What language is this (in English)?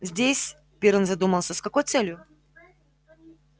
Russian